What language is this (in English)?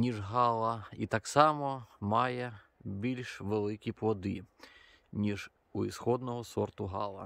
Ukrainian